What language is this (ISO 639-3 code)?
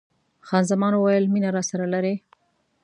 pus